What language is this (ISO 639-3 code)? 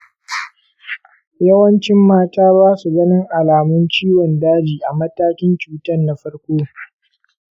hau